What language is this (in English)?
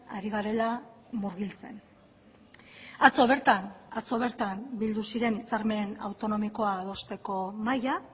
Basque